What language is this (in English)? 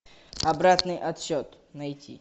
Russian